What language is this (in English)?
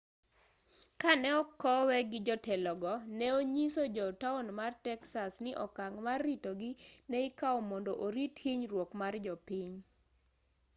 Luo (Kenya and Tanzania)